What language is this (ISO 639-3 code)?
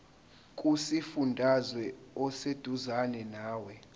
zul